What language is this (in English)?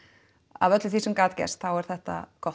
Icelandic